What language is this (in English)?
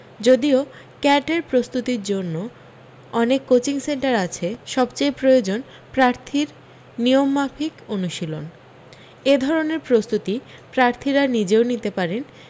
Bangla